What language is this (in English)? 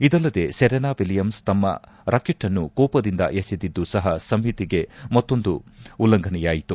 Kannada